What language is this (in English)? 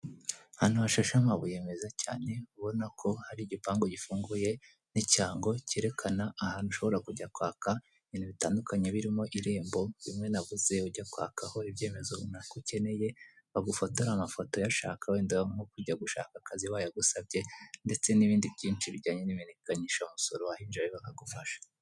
Kinyarwanda